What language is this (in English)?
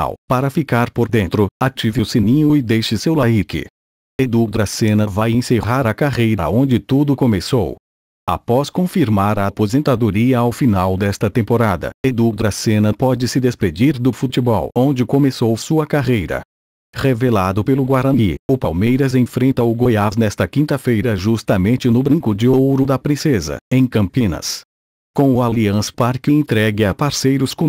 Portuguese